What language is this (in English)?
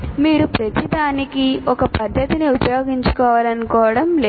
Telugu